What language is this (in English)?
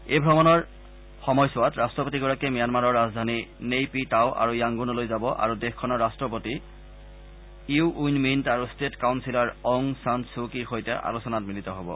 Assamese